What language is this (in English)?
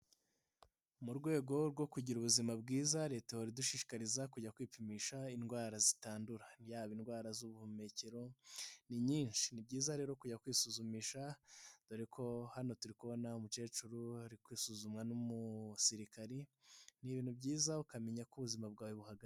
Kinyarwanda